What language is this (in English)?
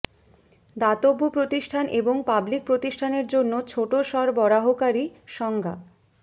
Bangla